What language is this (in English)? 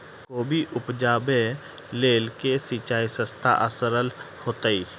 Maithili